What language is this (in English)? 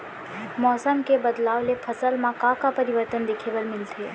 Chhattisgarhi